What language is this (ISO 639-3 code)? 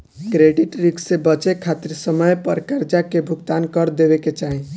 bho